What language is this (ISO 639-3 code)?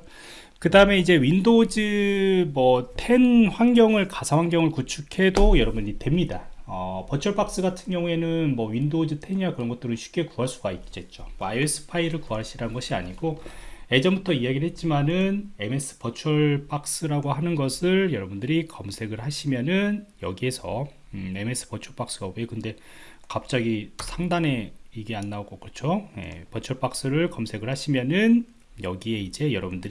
kor